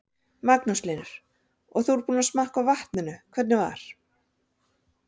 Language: Icelandic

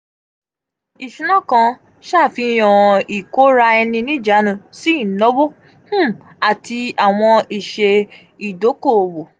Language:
Yoruba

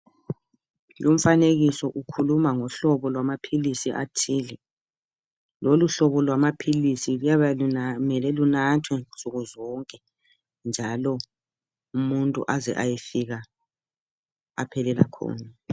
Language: North Ndebele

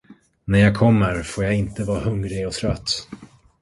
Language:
Swedish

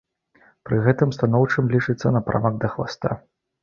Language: Belarusian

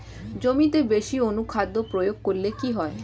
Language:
Bangla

